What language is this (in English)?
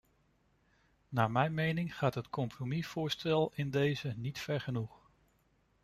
Dutch